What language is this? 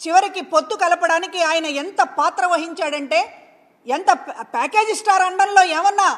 Telugu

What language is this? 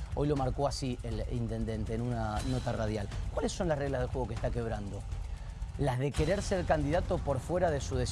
Spanish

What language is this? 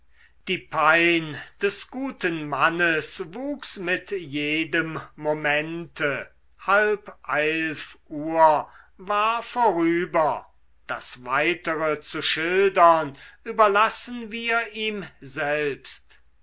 German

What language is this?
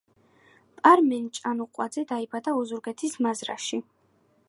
Georgian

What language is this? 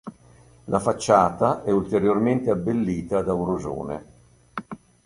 Italian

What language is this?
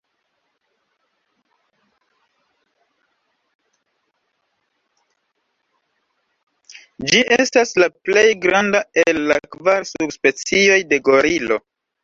Esperanto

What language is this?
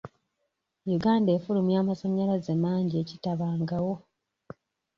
Ganda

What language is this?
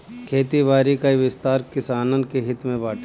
Bhojpuri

